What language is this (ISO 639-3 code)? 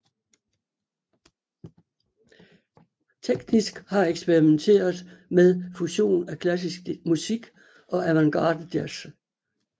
dan